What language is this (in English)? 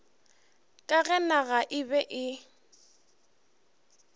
Northern Sotho